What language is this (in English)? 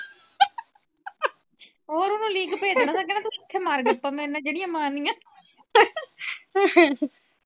Punjabi